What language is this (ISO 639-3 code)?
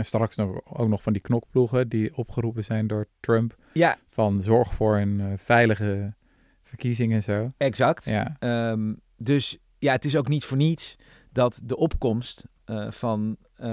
nld